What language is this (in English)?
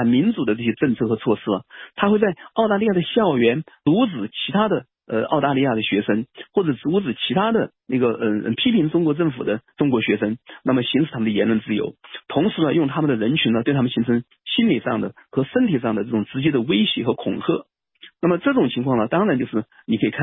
Chinese